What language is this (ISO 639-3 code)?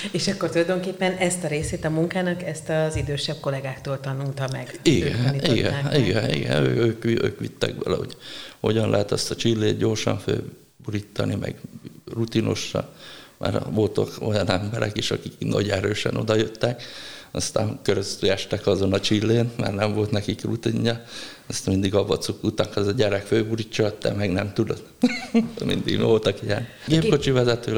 hun